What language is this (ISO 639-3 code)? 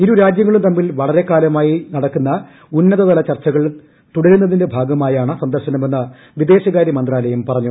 mal